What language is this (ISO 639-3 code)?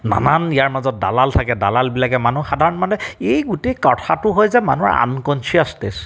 asm